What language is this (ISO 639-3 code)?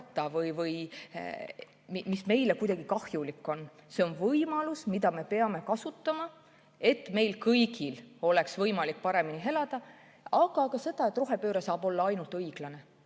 est